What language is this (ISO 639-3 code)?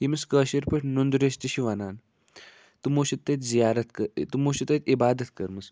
kas